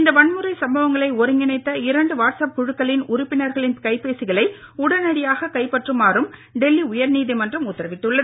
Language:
Tamil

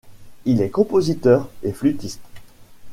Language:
French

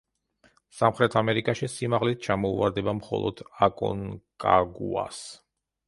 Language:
Georgian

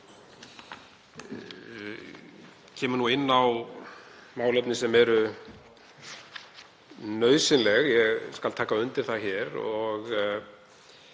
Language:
Icelandic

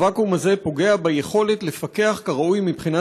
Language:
Hebrew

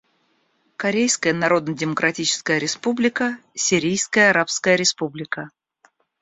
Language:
Russian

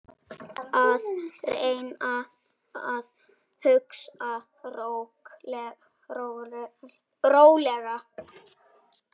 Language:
Icelandic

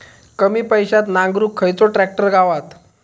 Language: Marathi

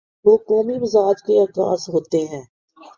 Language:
Urdu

